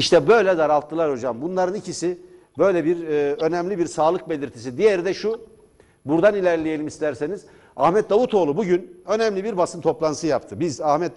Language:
Turkish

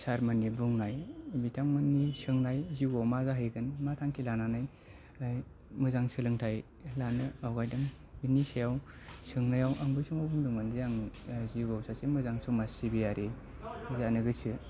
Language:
Bodo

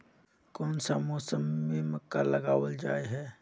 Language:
Magahi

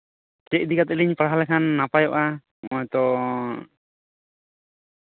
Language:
Santali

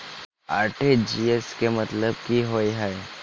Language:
Maithili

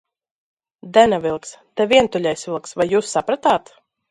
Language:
Latvian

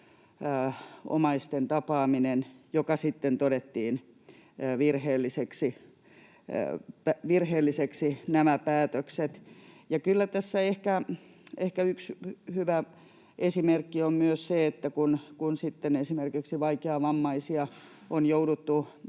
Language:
Finnish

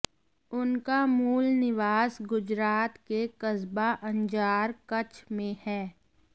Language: Hindi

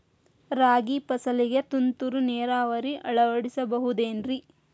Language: Kannada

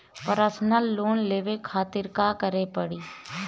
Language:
Bhojpuri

